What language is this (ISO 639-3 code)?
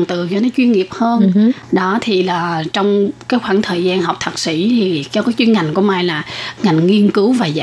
vie